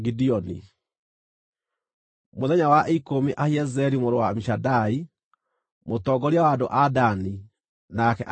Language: Kikuyu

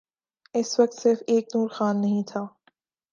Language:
Urdu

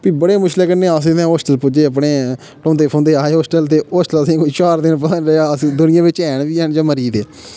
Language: Dogri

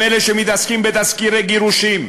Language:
Hebrew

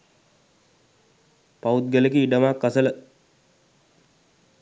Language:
Sinhala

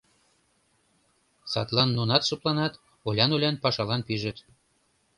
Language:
Mari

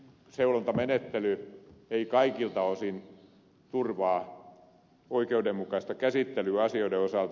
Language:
Finnish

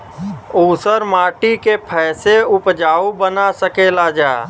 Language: Bhojpuri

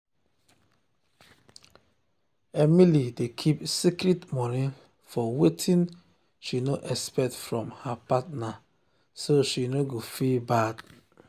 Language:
Nigerian Pidgin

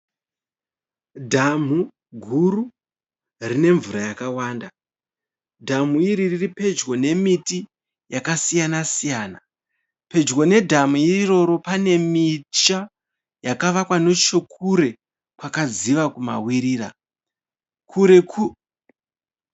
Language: Shona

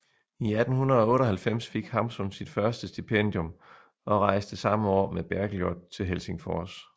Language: Danish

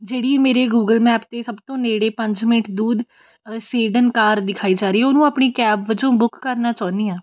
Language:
Punjabi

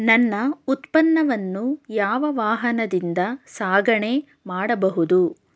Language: Kannada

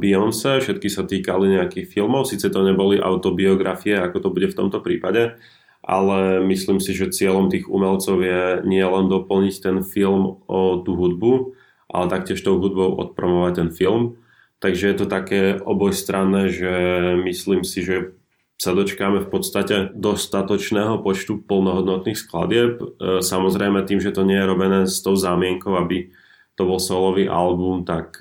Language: Slovak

